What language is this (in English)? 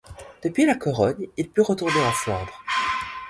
French